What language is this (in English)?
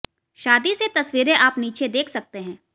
Hindi